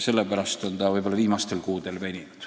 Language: Estonian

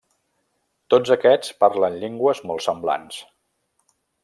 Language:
Catalan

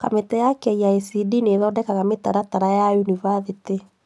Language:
Kikuyu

